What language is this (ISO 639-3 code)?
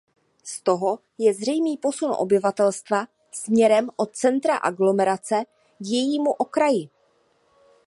ces